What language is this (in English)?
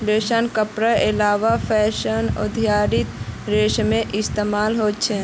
Magahi